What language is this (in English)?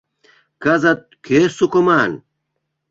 Mari